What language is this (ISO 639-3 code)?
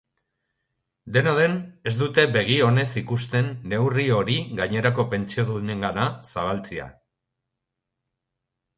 eus